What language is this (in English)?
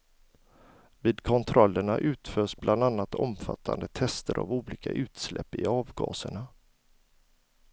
Swedish